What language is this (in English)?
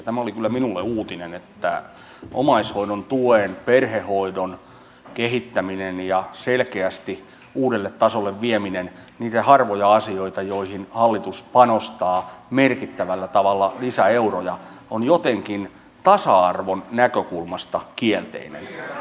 Finnish